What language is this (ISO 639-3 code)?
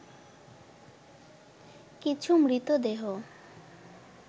ben